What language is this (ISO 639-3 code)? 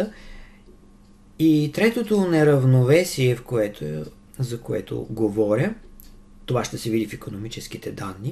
bul